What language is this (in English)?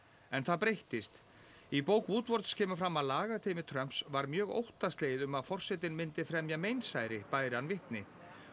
Icelandic